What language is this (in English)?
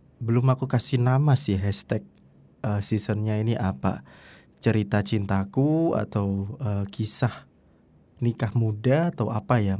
Indonesian